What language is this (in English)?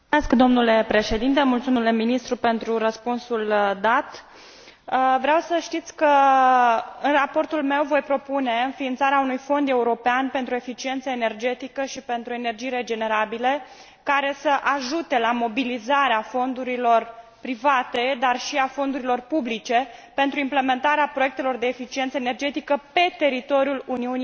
Romanian